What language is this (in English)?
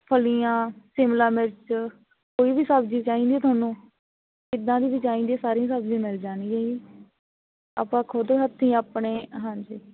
Punjabi